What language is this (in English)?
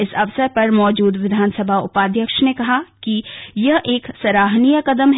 Hindi